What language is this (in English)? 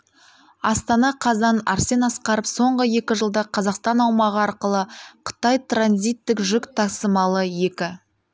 Kazakh